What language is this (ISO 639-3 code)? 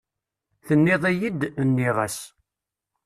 kab